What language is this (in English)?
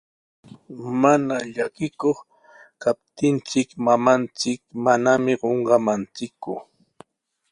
Sihuas Ancash Quechua